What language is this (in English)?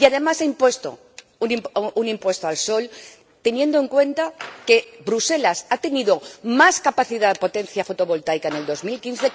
Spanish